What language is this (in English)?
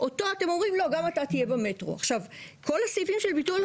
Hebrew